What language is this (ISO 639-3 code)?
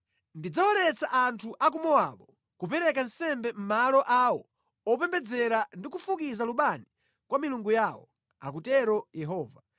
nya